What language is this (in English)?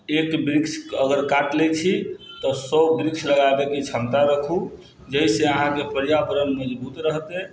Maithili